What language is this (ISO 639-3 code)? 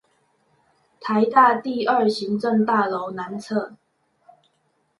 zho